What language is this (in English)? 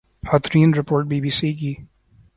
Urdu